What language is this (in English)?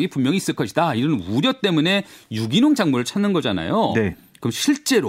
Korean